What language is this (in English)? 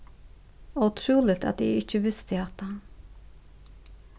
Faroese